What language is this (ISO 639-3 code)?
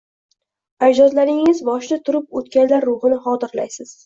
uzb